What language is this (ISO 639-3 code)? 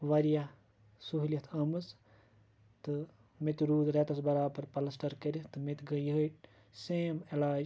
kas